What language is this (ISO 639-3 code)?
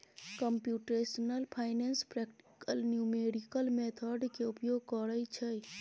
mai